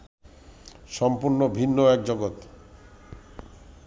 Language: Bangla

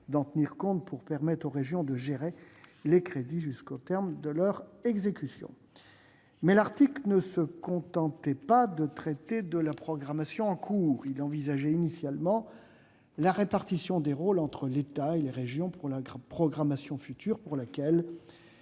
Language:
French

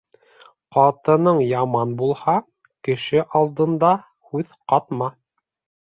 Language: Bashkir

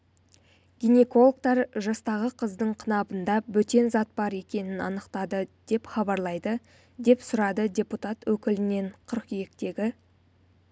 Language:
Kazakh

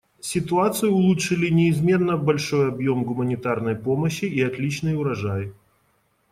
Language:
Russian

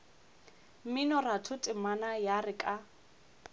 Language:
Northern Sotho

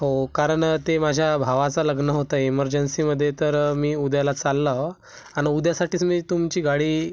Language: Marathi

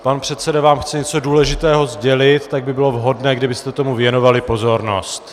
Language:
Czech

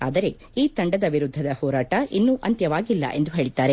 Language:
Kannada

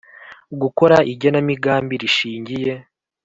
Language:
Kinyarwanda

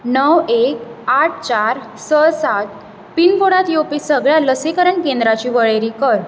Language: Konkani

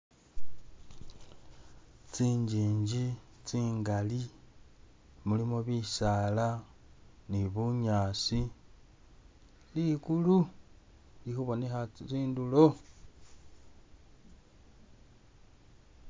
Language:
Masaaba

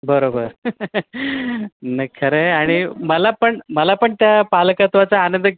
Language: Marathi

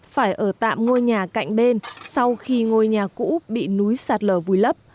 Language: Vietnamese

